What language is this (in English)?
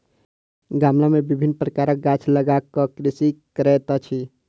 Maithili